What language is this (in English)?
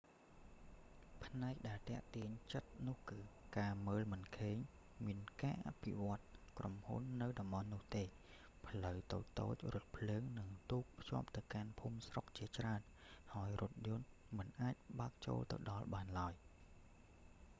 Khmer